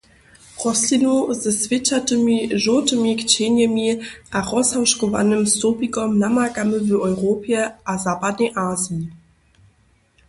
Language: Upper Sorbian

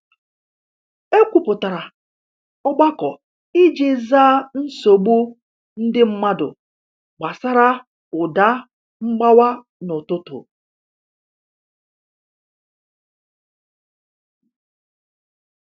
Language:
Igbo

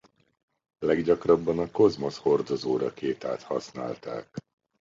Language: Hungarian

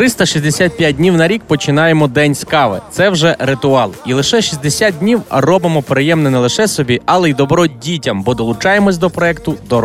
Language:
Ukrainian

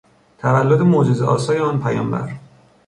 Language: Persian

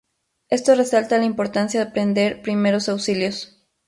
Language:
Spanish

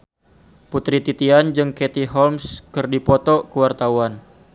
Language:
Sundanese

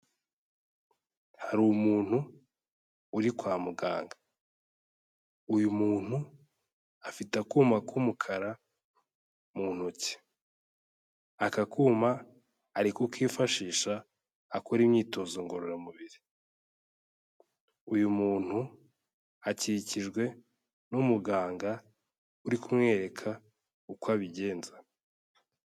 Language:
Kinyarwanda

